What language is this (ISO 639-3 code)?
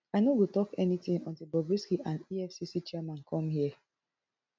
pcm